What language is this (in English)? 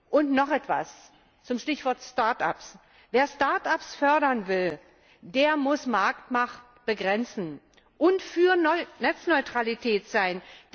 German